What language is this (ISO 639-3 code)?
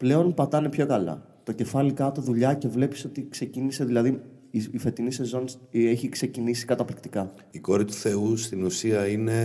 ell